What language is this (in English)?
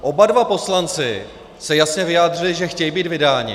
Czech